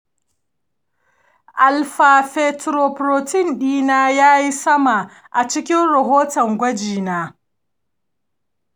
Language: Hausa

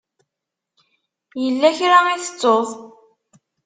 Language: Kabyle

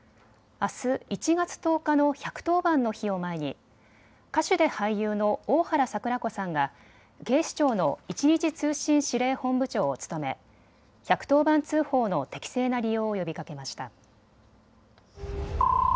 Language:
Japanese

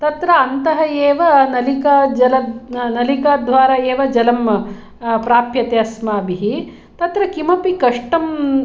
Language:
Sanskrit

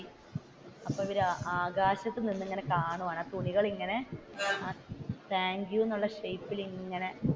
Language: Malayalam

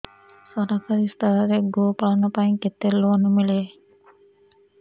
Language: Odia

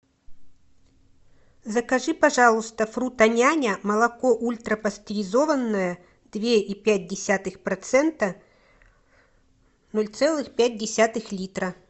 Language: Russian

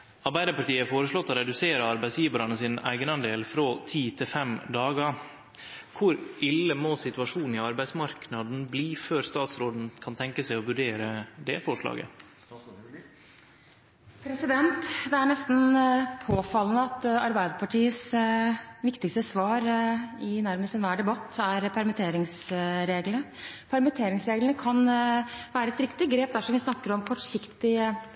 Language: Norwegian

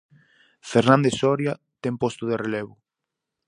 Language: Galician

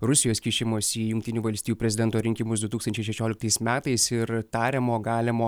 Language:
Lithuanian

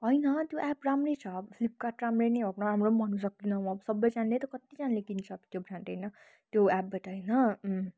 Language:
Nepali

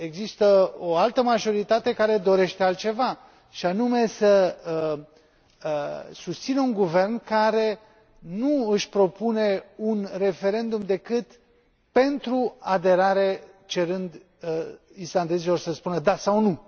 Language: Romanian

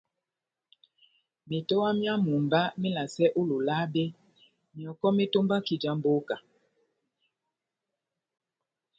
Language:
Batanga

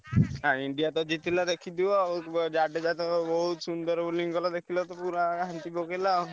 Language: Odia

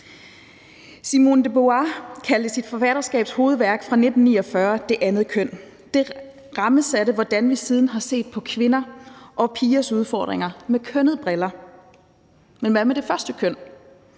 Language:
Danish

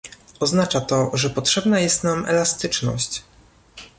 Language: Polish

